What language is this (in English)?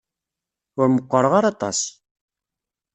Kabyle